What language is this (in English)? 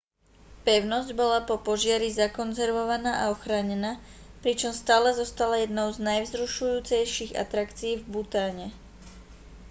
Slovak